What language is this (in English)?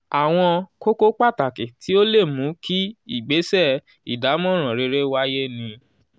Yoruba